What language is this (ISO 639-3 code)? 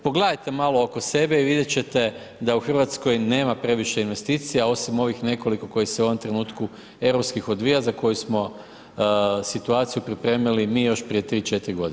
hrv